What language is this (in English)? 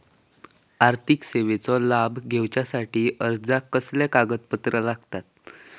Marathi